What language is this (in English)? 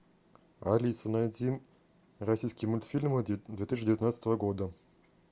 Russian